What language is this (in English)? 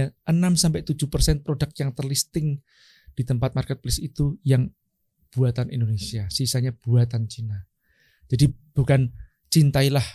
Indonesian